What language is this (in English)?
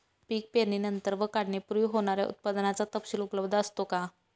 Marathi